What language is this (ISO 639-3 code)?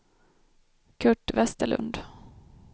swe